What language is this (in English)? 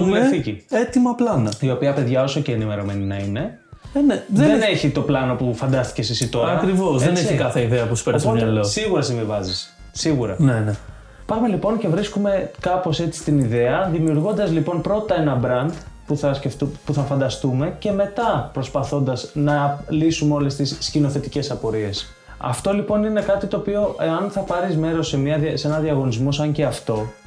Greek